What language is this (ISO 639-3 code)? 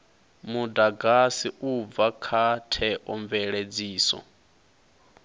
ven